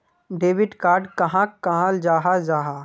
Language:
Magahi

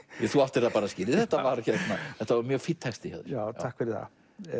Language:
Icelandic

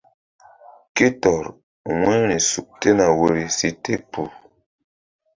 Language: Mbum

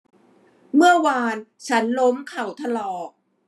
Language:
Thai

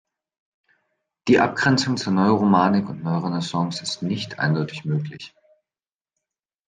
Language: German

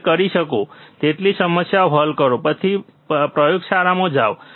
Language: Gujarati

